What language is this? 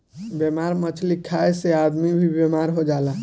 Bhojpuri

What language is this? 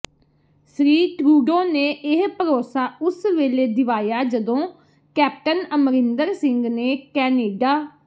Punjabi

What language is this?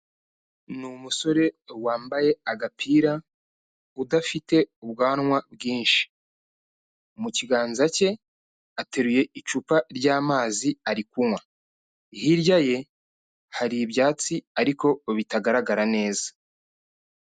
Kinyarwanda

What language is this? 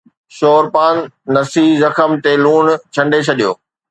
Sindhi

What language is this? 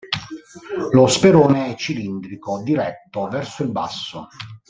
Italian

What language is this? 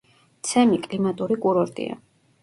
Georgian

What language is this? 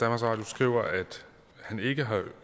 Danish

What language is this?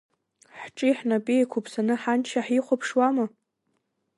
Abkhazian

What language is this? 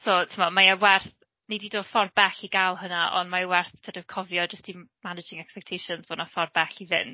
Welsh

